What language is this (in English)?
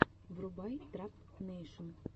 Russian